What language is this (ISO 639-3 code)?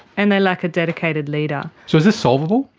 eng